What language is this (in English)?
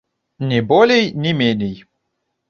Belarusian